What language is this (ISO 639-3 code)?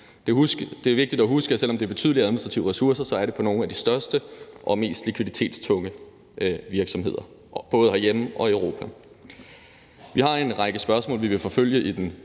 dan